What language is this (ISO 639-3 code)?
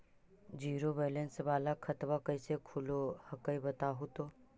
mag